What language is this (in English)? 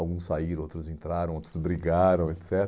Portuguese